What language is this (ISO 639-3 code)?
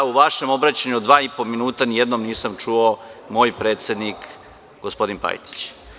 srp